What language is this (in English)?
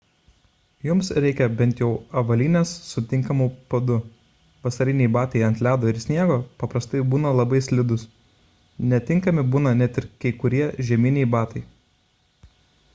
Lithuanian